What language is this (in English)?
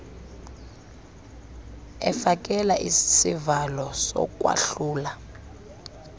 Xhosa